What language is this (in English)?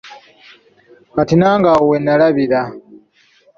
Ganda